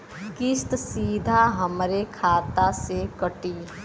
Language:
Bhojpuri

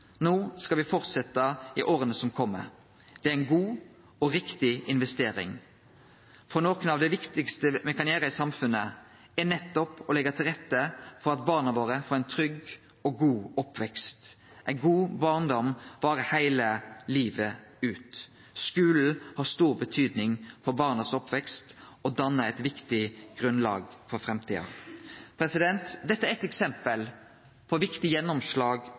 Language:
Norwegian Nynorsk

